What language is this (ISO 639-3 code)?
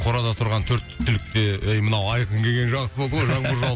kaz